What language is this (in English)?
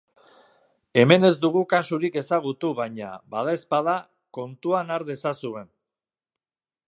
Basque